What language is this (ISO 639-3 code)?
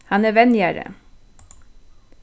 fao